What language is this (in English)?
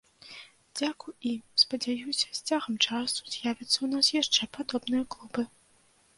Belarusian